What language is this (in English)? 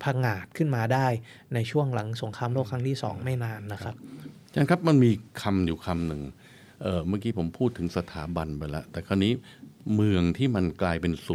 Thai